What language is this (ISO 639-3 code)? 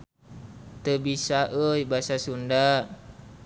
sun